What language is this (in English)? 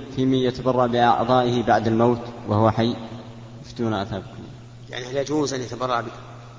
Arabic